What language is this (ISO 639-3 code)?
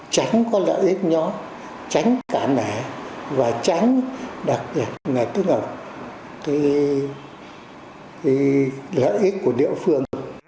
vie